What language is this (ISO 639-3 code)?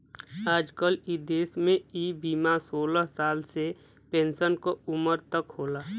bho